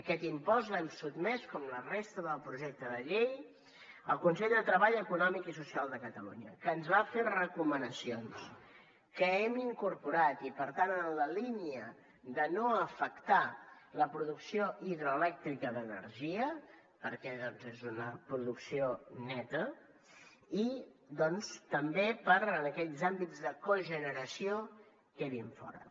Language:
Catalan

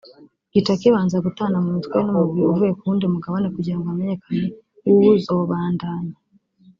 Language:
Kinyarwanda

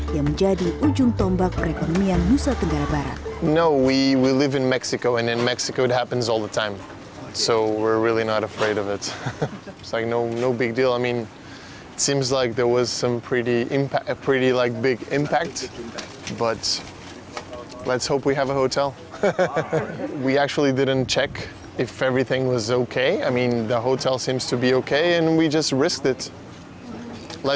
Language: Indonesian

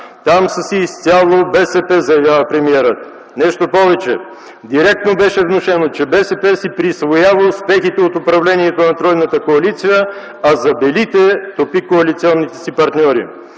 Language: Bulgarian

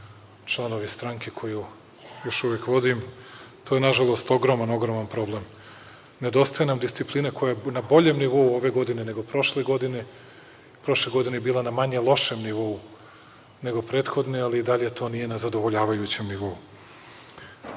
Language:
Serbian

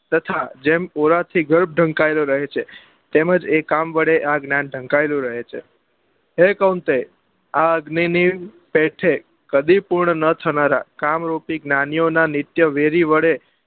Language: Gujarati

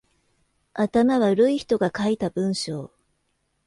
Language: Japanese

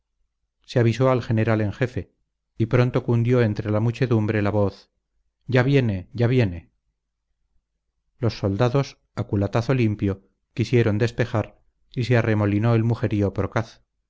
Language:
Spanish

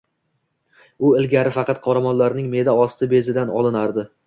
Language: Uzbek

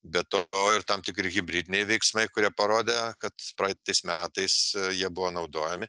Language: Lithuanian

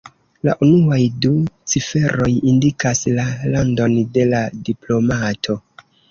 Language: Esperanto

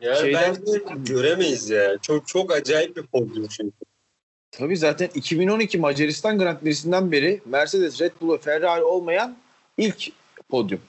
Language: Turkish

